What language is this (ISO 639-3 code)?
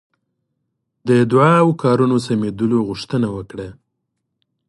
pus